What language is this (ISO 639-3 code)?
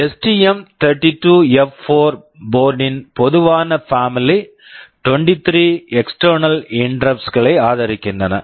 tam